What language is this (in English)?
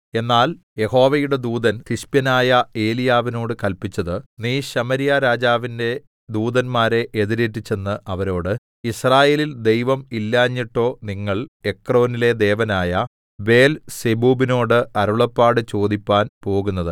Malayalam